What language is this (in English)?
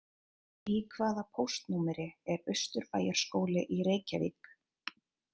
Icelandic